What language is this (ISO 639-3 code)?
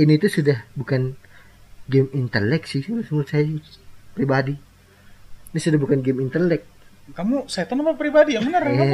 ind